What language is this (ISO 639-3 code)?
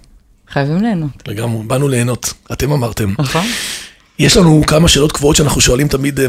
heb